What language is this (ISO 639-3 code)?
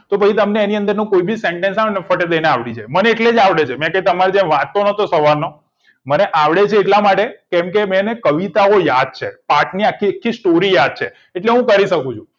guj